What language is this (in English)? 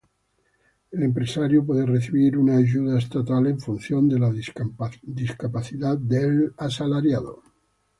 Spanish